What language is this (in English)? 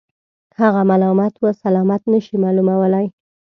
Pashto